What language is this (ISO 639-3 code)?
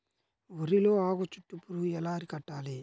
tel